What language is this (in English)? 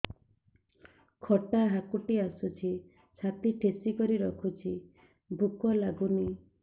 Odia